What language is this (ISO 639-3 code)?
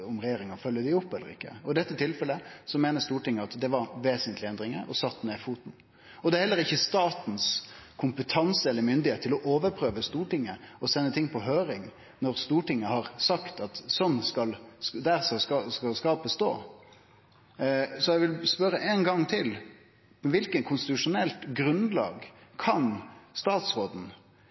nno